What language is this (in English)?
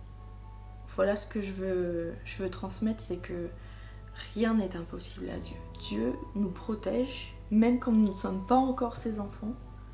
French